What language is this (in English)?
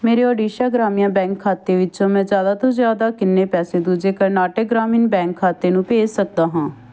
Punjabi